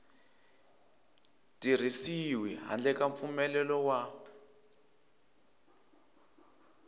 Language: Tsonga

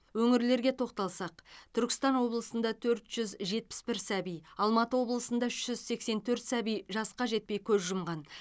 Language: Kazakh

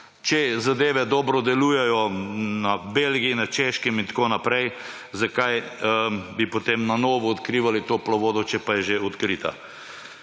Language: Slovenian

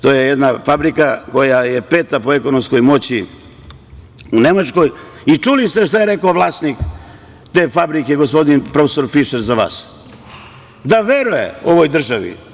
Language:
Serbian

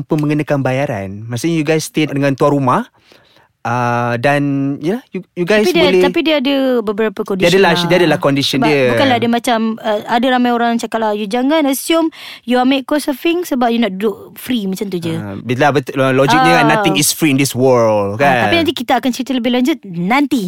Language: Malay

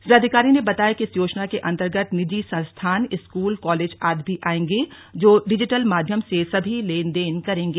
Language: Hindi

